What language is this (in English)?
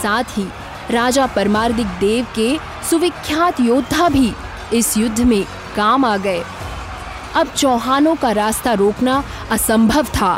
Hindi